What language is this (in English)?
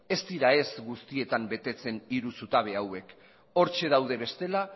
Basque